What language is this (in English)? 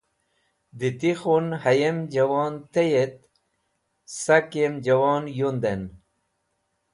Wakhi